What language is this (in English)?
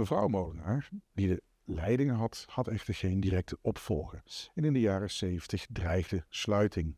Dutch